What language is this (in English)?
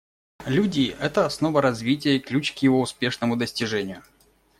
Russian